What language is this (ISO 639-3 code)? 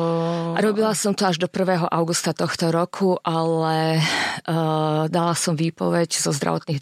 slk